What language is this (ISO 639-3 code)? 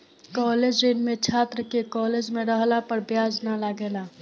bho